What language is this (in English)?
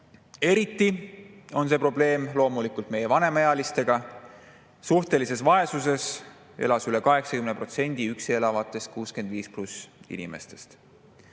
Estonian